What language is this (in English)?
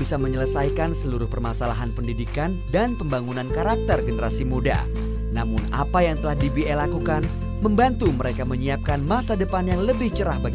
Indonesian